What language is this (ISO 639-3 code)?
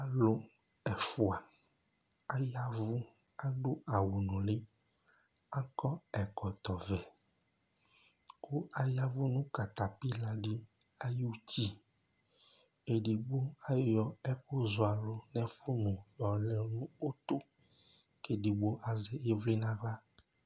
kpo